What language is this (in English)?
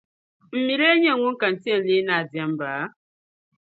Dagbani